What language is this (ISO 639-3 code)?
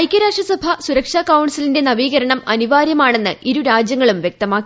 mal